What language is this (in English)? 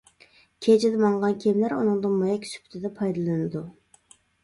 Uyghur